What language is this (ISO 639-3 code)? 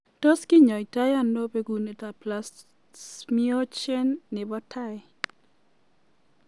kln